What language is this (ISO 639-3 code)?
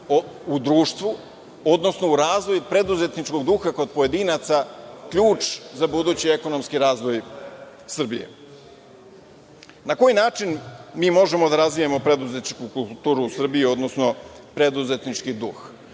srp